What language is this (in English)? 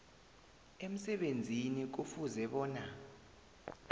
South Ndebele